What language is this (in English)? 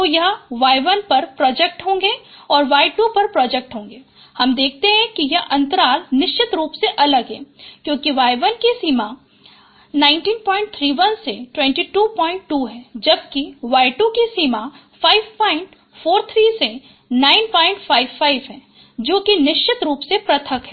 Hindi